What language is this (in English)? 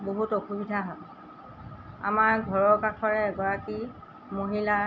Assamese